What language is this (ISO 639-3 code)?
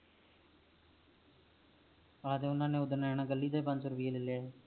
pan